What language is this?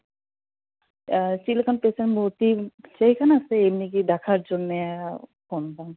Santali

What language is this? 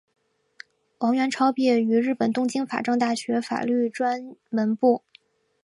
Chinese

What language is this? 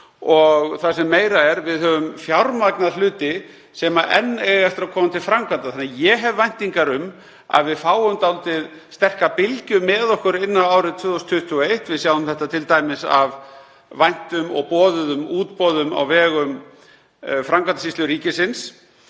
Icelandic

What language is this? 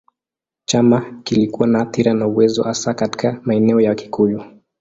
Swahili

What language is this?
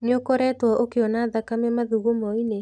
Kikuyu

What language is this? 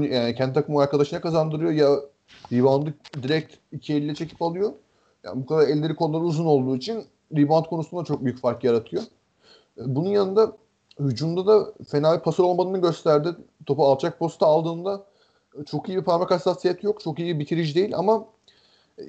Turkish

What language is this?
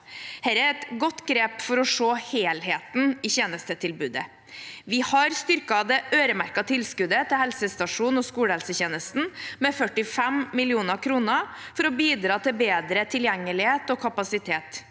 Norwegian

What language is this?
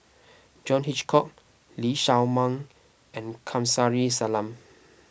English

